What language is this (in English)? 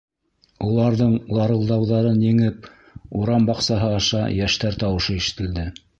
Bashkir